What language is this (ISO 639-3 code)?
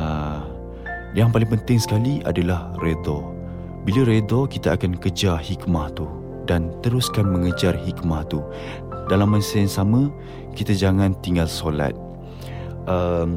msa